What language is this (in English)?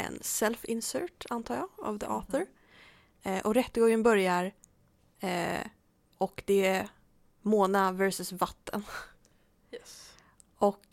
Swedish